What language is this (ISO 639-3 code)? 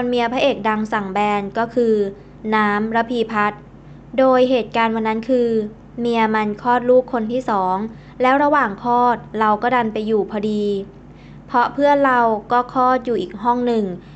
tha